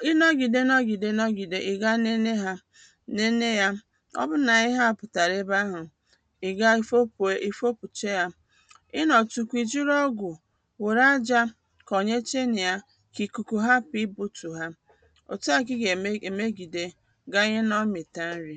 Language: Igbo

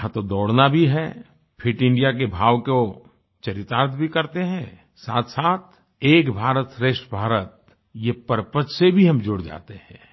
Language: Hindi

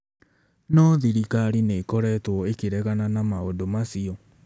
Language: Kikuyu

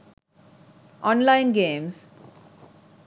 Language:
Sinhala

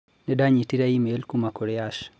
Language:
Kikuyu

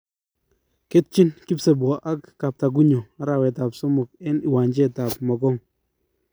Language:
Kalenjin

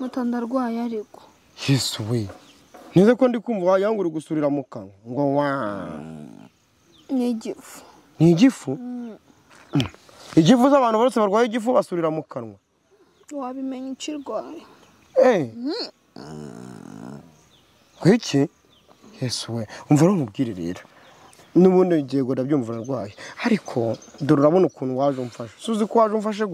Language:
French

